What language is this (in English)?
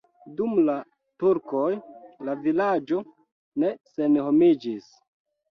Esperanto